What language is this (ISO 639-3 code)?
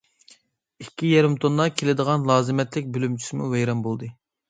uig